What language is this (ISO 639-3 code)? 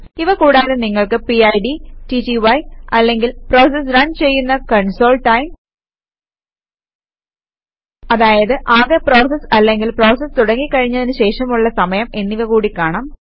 mal